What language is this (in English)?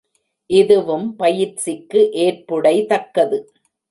Tamil